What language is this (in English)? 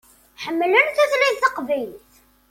Kabyle